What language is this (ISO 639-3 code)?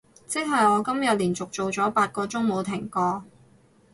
yue